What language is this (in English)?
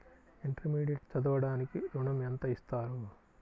Telugu